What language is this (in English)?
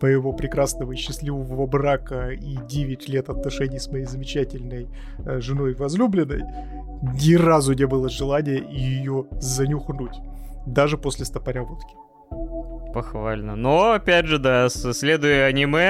Russian